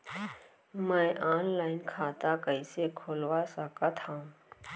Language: Chhattisgarhi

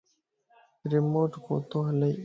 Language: Lasi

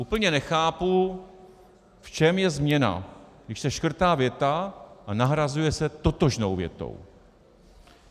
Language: Czech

